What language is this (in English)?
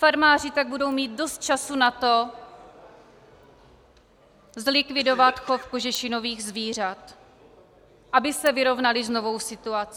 Czech